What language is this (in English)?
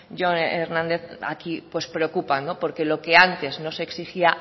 Spanish